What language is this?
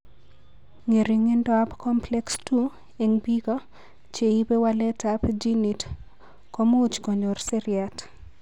Kalenjin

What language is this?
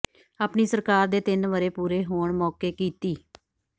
Punjabi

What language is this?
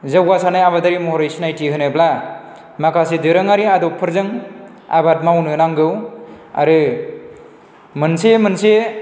Bodo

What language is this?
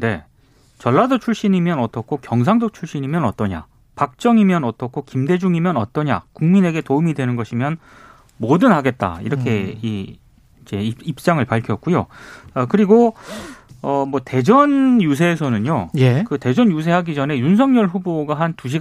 Korean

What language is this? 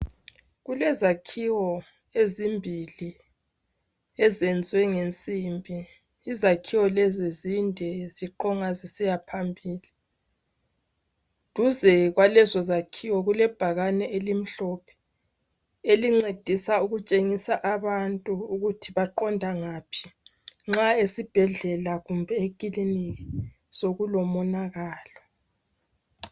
North Ndebele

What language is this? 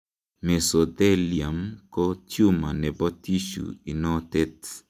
Kalenjin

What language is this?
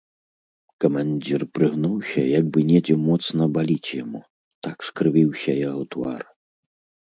Belarusian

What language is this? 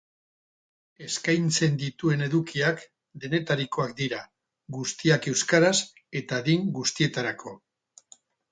Basque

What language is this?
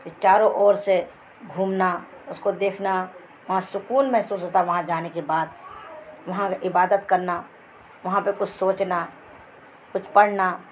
Urdu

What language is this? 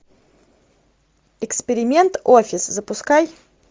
Russian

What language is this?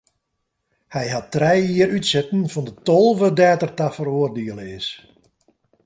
Western Frisian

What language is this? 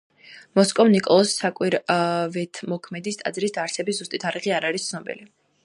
Georgian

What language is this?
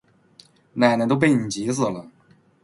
Chinese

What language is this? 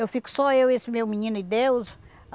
Portuguese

